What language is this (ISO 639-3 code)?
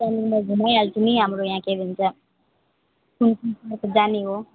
nep